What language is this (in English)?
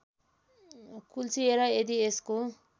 Nepali